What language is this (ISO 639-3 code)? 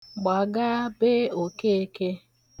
ibo